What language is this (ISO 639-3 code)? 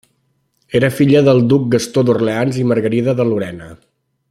cat